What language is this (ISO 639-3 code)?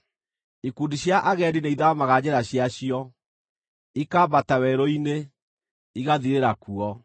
kik